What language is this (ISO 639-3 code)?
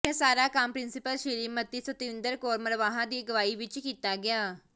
pan